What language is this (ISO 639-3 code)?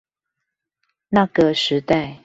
zho